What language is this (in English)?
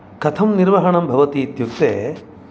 Sanskrit